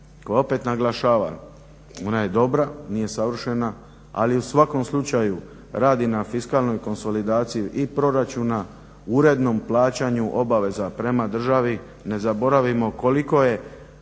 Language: Croatian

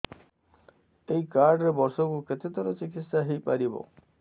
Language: Odia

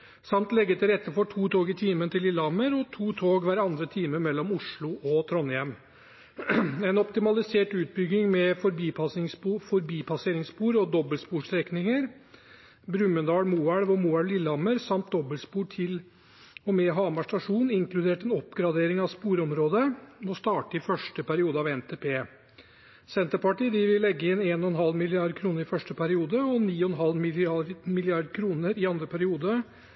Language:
Norwegian Bokmål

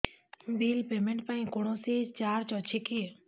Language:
Odia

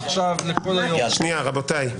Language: Hebrew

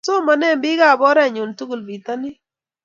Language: Kalenjin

